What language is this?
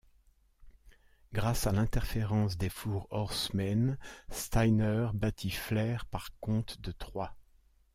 French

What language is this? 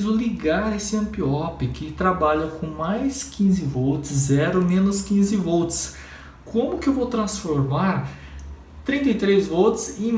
Portuguese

